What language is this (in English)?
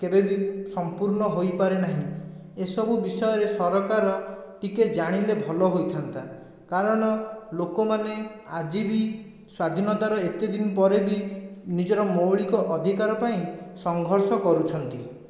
Odia